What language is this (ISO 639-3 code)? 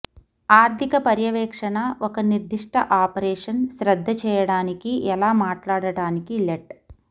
tel